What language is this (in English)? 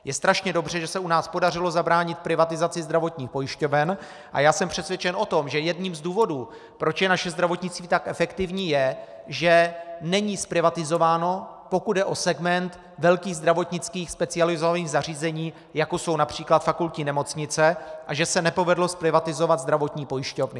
Czech